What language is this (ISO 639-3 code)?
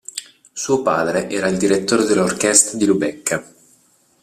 ita